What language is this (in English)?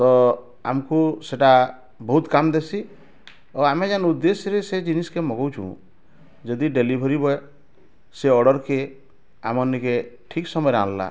Odia